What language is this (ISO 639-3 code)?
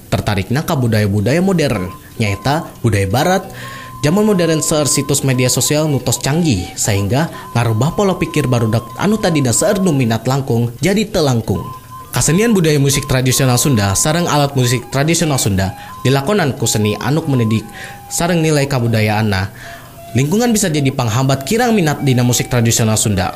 ind